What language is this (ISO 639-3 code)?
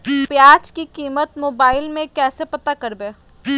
mag